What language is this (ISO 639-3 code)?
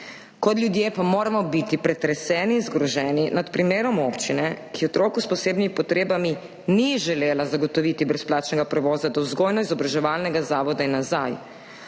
slv